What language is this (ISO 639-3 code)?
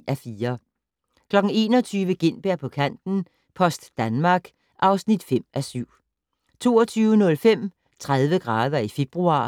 dan